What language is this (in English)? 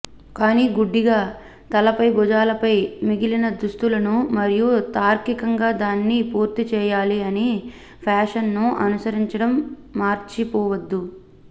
Telugu